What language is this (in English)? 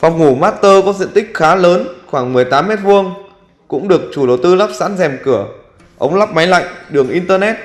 Vietnamese